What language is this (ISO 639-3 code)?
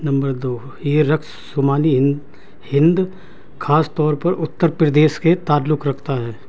urd